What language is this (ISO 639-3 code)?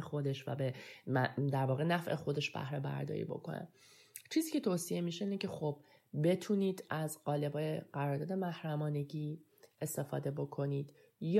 fas